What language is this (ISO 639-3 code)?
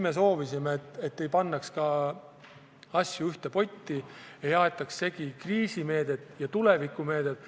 est